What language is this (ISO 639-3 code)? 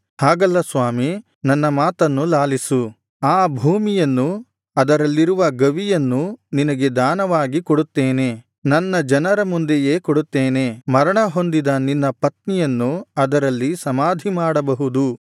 kan